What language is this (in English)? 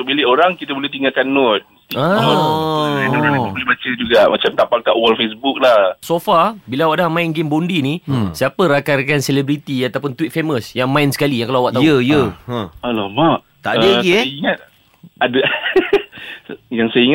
Malay